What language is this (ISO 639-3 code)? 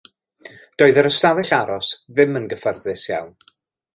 cym